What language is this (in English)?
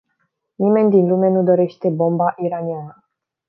Romanian